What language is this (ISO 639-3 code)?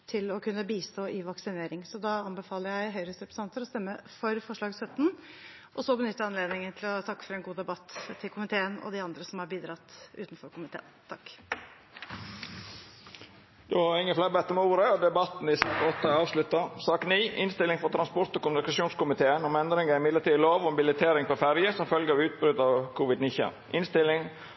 nor